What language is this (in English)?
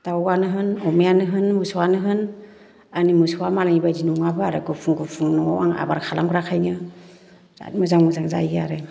Bodo